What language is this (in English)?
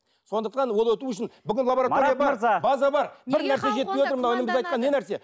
Kazakh